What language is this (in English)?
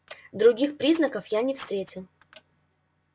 Russian